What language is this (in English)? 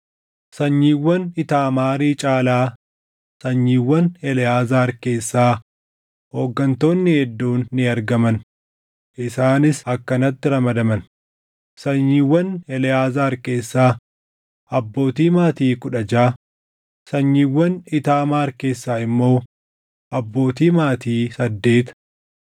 Oromo